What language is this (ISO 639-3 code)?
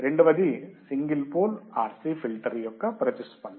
tel